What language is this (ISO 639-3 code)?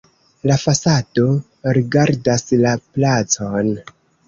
epo